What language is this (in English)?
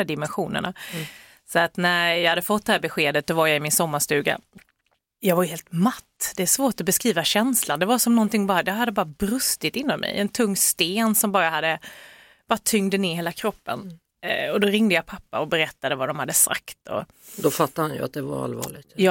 Swedish